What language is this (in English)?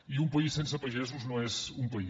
Catalan